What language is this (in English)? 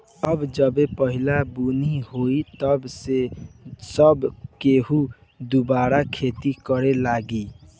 Bhojpuri